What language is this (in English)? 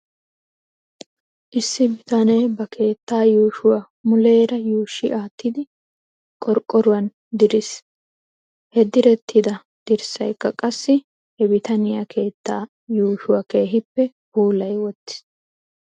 Wolaytta